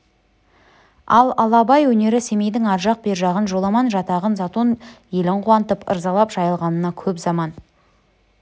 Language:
Kazakh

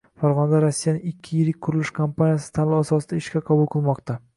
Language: Uzbek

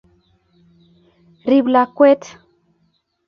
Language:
Kalenjin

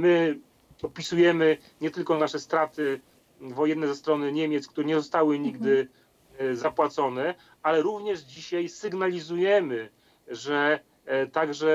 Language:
Polish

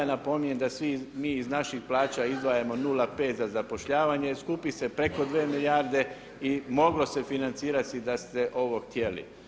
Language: Croatian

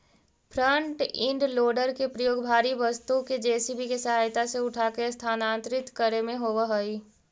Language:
Magahi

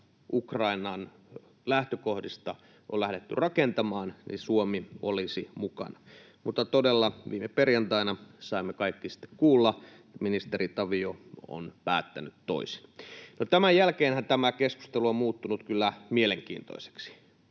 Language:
Finnish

